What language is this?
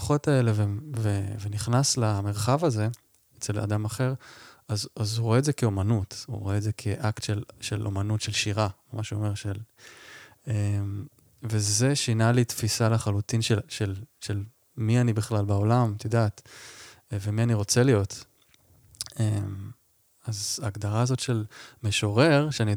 Hebrew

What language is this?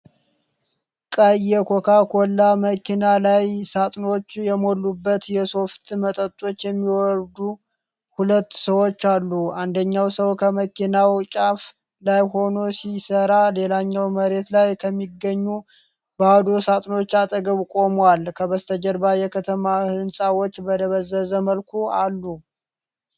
Amharic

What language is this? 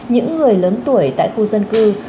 Vietnamese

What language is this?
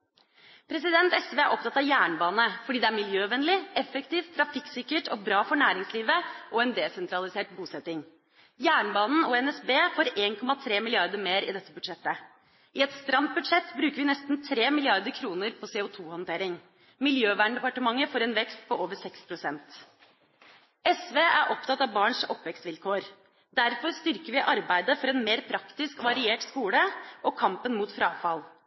Norwegian Bokmål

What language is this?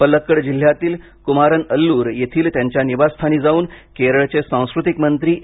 Marathi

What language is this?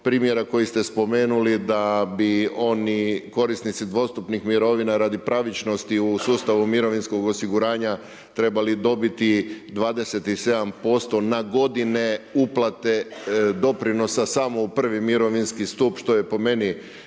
Croatian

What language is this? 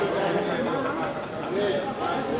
Hebrew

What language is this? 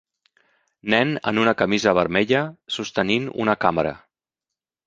Catalan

